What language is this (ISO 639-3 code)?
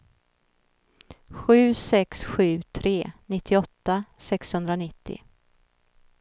swe